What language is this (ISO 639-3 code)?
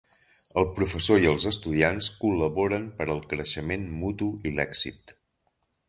cat